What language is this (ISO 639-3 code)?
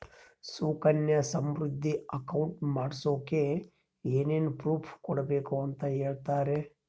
kan